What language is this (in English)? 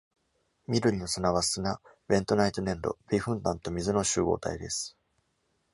Japanese